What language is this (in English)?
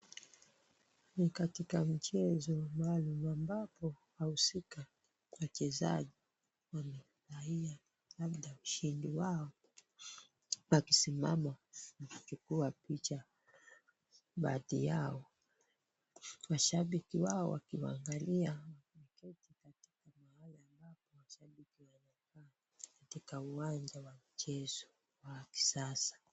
Swahili